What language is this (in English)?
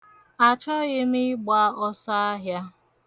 Igbo